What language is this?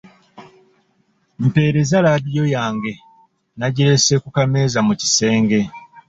Ganda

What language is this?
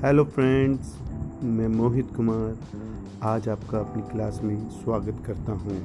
Hindi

